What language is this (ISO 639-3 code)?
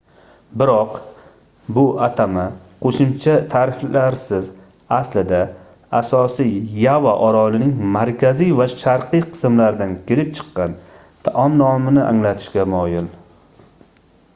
uzb